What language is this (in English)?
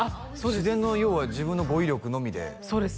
Japanese